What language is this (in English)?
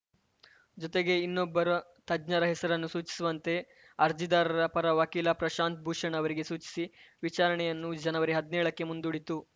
Kannada